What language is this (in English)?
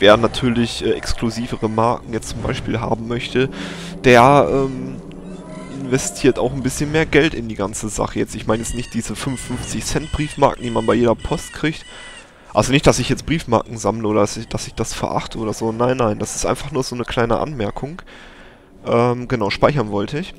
German